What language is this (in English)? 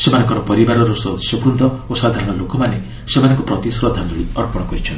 Odia